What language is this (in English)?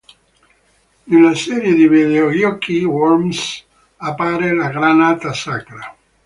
Italian